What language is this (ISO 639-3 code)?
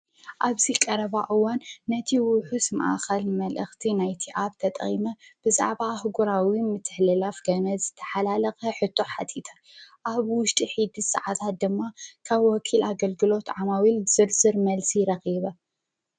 tir